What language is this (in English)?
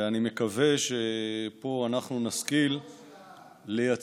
Hebrew